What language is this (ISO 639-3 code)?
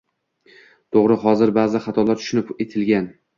uzb